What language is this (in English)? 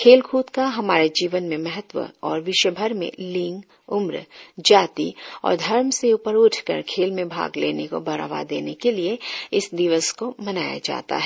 Hindi